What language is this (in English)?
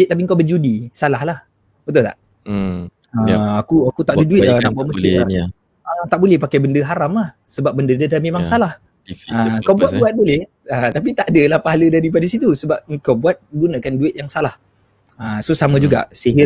Malay